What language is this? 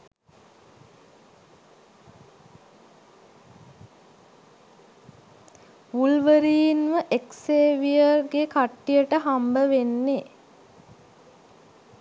Sinhala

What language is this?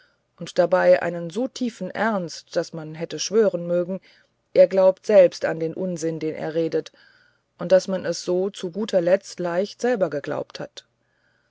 German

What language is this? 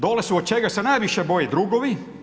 Croatian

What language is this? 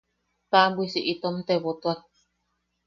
Yaqui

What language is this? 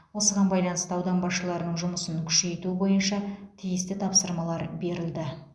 Kazakh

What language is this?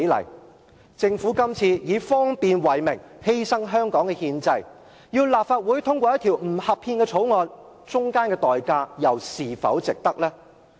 Cantonese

